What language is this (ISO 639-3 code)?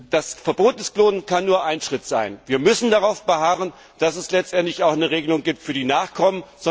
deu